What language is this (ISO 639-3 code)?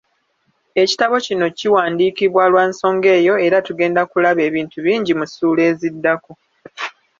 lug